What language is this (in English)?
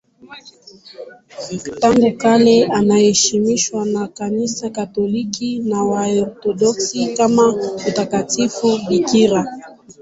Swahili